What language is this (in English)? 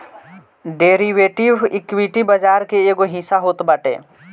Bhojpuri